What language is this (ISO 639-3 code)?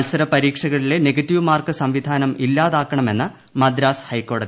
mal